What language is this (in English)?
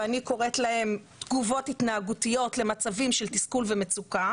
Hebrew